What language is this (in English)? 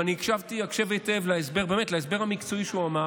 Hebrew